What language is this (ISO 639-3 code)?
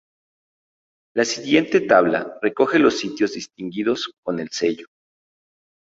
spa